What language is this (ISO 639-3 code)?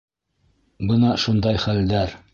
bak